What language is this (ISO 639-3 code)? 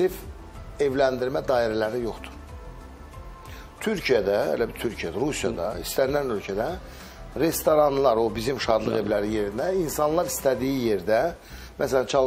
tur